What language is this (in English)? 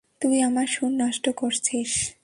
Bangla